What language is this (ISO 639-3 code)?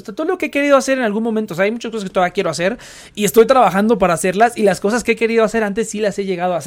spa